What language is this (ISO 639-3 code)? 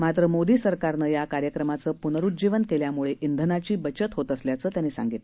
mar